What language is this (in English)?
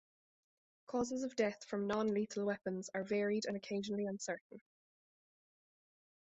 English